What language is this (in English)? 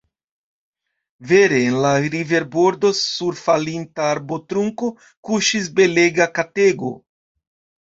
Esperanto